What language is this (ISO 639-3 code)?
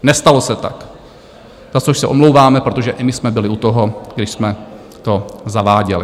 ces